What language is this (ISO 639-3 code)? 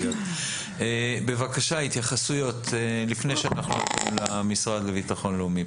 heb